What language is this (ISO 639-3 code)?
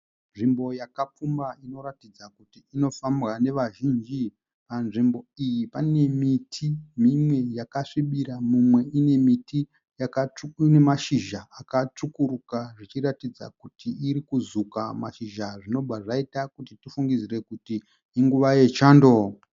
sna